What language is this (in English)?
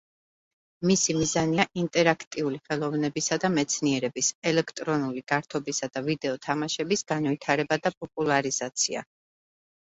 Georgian